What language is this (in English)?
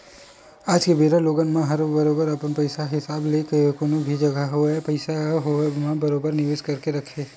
Chhattisgarhi